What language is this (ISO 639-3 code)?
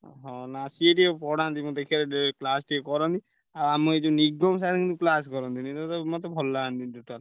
ori